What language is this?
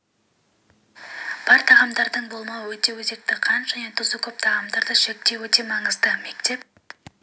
Kazakh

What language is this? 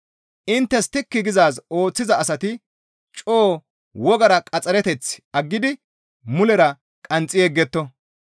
Gamo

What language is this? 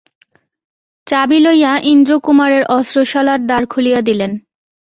Bangla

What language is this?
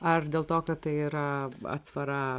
Lithuanian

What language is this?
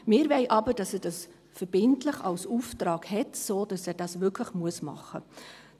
Swiss German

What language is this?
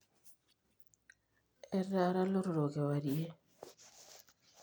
Masai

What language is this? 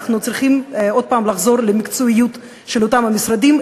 Hebrew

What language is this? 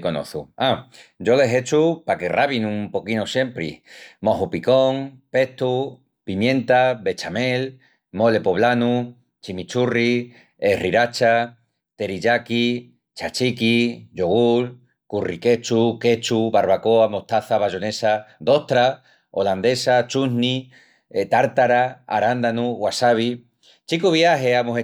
Extremaduran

